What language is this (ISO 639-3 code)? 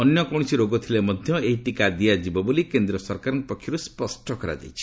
ori